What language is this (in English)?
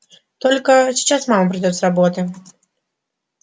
Russian